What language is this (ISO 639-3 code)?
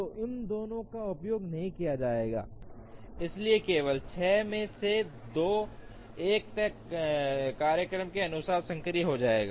hin